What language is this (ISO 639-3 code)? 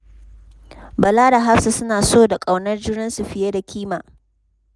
hau